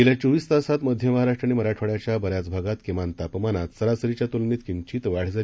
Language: Marathi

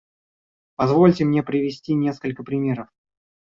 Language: Russian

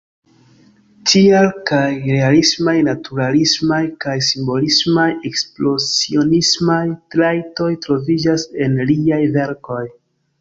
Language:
Esperanto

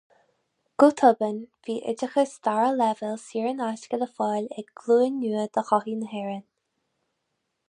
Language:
Irish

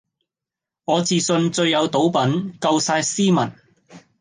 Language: Cantonese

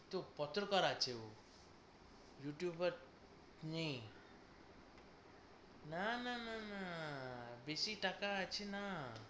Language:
Bangla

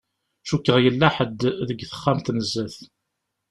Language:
Kabyle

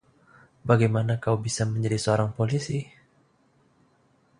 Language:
Indonesian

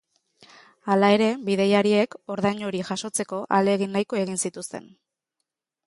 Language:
Basque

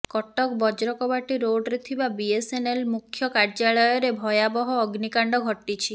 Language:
Odia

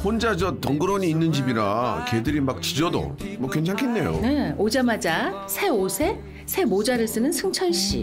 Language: Korean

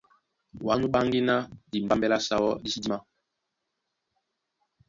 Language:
Duala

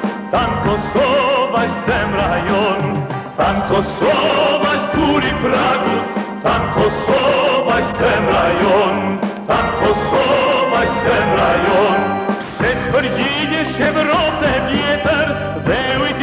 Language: Albanian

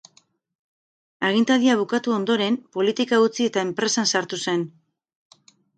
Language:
Basque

